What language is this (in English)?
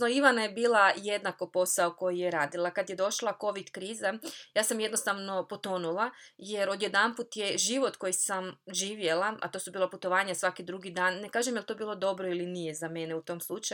Croatian